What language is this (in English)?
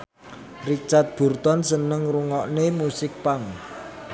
Javanese